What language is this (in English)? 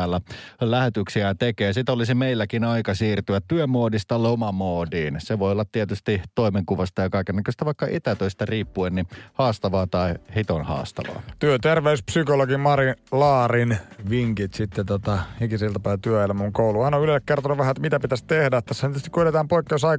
Finnish